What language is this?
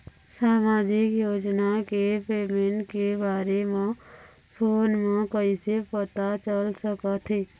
Chhattisgarhi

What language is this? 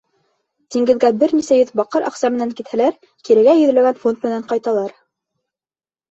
Bashkir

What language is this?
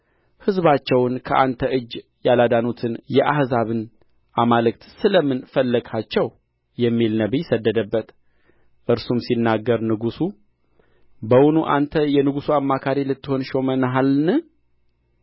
Amharic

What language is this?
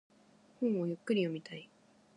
Japanese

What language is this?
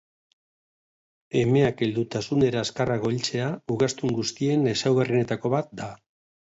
Basque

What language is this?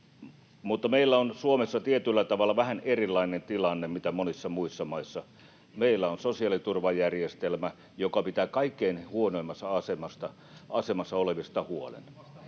Finnish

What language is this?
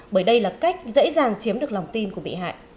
Vietnamese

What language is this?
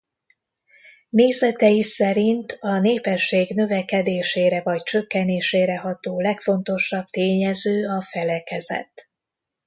Hungarian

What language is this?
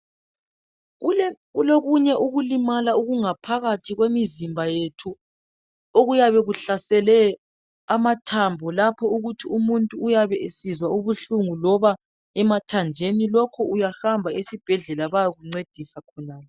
North Ndebele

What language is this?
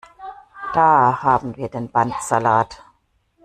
German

